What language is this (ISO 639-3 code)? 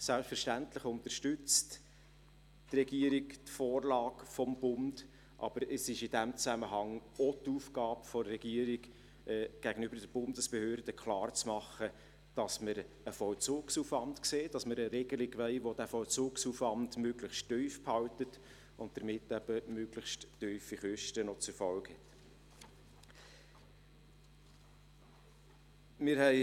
gsw